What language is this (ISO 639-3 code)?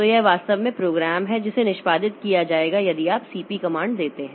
hin